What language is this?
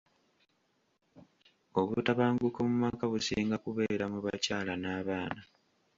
Ganda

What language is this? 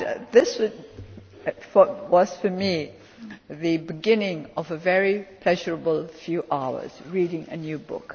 English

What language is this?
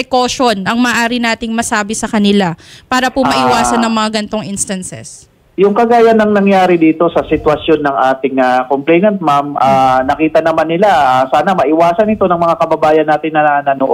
Filipino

